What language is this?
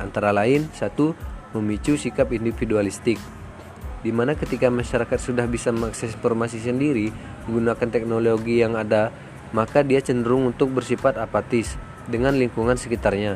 Indonesian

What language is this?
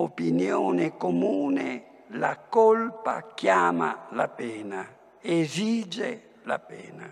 Italian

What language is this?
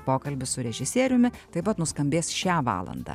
Lithuanian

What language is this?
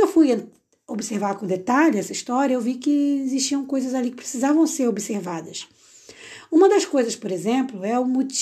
Portuguese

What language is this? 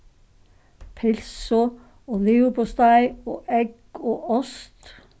Faroese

